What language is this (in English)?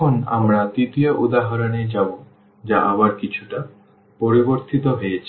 Bangla